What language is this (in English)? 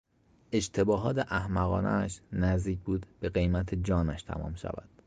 Persian